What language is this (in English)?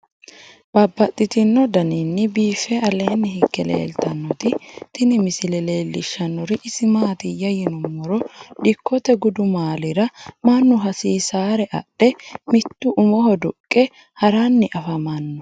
Sidamo